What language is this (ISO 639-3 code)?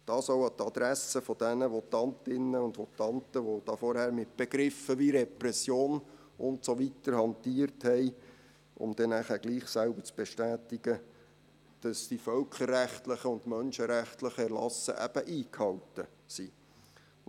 gsw